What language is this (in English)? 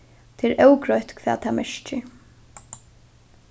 Faroese